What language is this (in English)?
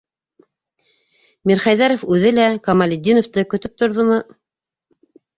Bashkir